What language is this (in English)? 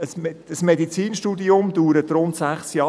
Swiss German